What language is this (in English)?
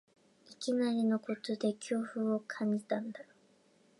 Japanese